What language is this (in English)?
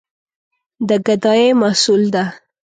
Pashto